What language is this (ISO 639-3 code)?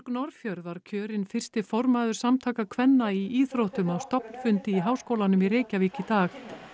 isl